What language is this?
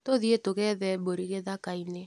Kikuyu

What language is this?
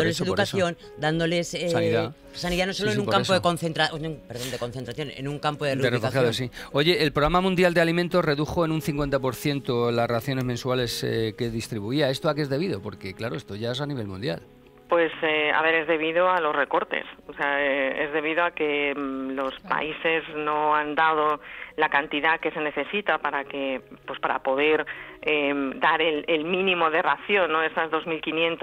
Spanish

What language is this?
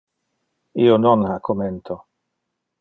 Interlingua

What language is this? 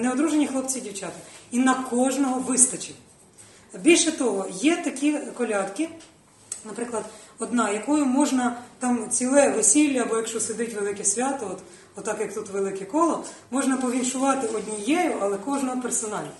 Ukrainian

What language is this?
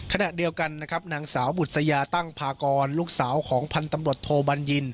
Thai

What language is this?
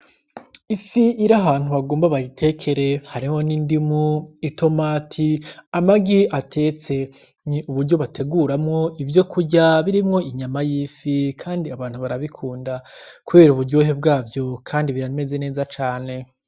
Rundi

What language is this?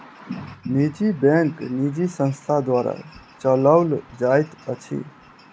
Maithili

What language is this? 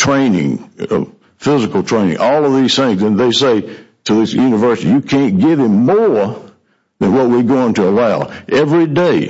English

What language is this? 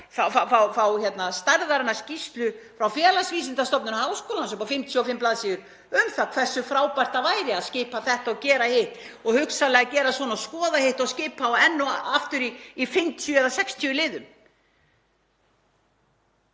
Icelandic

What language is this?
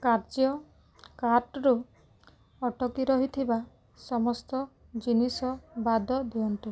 Odia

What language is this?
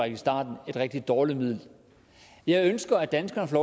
Danish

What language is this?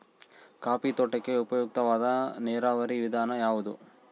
Kannada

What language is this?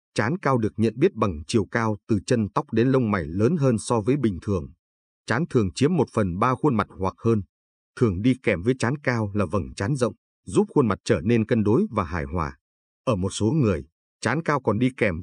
Vietnamese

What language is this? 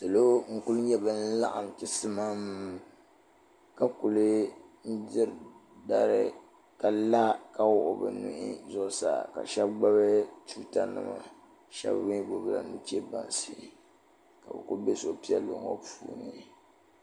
Dagbani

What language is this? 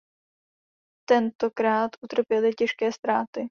Czech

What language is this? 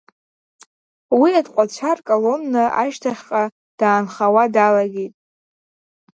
Abkhazian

